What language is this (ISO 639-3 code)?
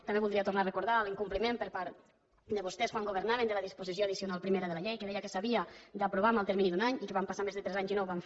cat